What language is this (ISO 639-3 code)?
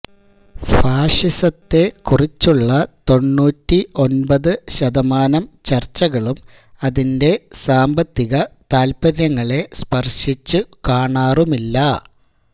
mal